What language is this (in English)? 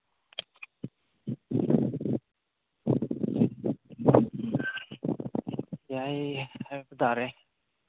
Manipuri